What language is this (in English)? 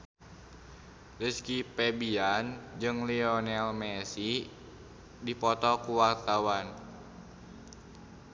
Sundanese